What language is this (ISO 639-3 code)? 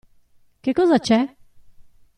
ita